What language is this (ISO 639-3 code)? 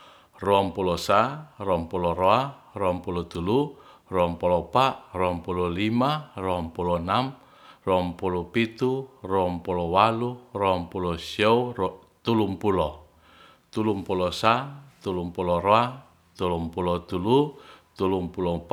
rth